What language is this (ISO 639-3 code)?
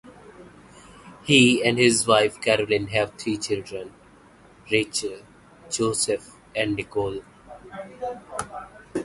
eng